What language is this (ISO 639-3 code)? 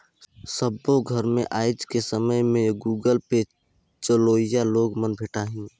hne